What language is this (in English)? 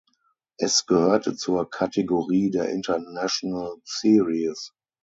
German